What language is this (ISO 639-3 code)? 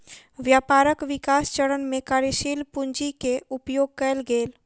mai